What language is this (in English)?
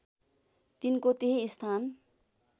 Nepali